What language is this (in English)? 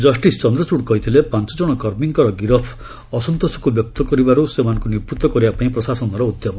Odia